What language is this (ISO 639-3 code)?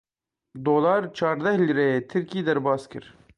kur